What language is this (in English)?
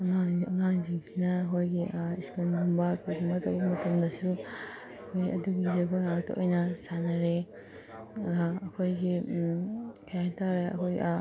Manipuri